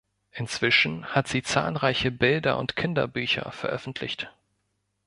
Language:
German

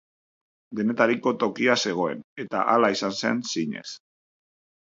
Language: Basque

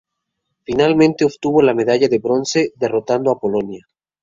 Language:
Spanish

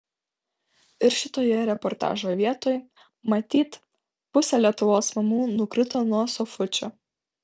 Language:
Lithuanian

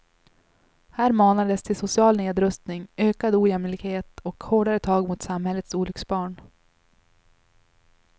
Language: Swedish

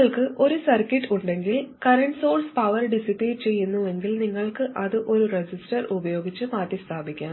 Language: Malayalam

